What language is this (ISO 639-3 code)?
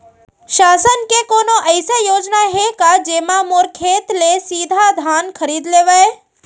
hne